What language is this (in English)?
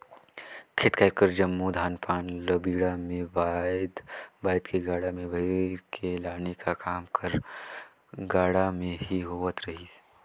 Chhattisgarhi